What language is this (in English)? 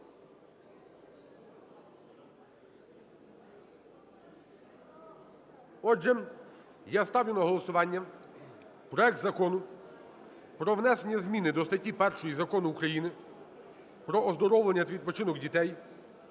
Ukrainian